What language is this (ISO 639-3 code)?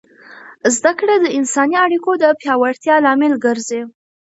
pus